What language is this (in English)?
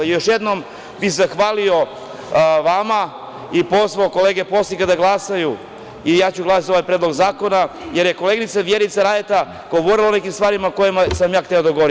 Serbian